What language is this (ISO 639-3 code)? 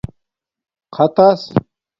dmk